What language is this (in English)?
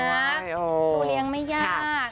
Thai